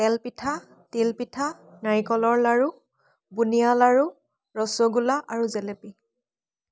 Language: Assamese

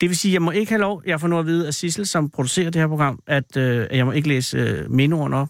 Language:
Danish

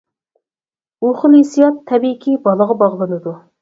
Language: Uyghur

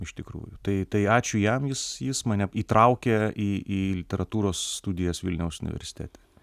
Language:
Lithuanian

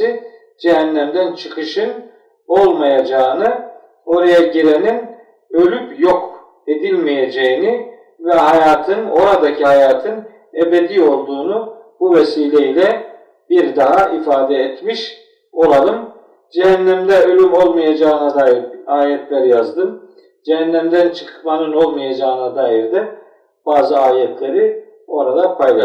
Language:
Turkish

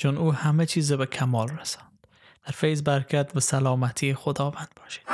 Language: Persian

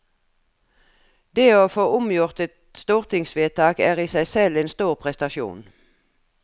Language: Norwegian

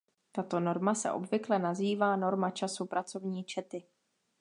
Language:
Czech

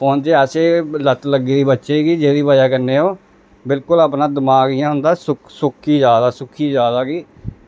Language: Dogri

